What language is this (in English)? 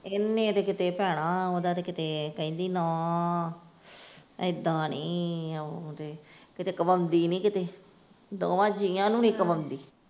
Punjabi